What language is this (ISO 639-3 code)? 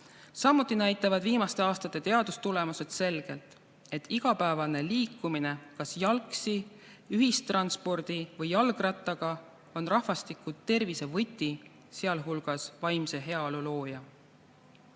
est